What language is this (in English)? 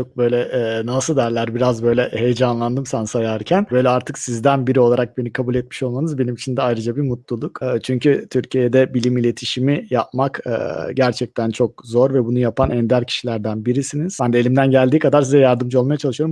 Turkish